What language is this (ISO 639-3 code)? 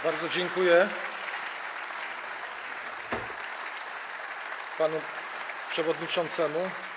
pol